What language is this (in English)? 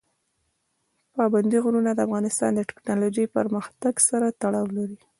Pashto